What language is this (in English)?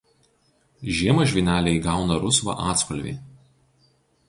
Lithuanian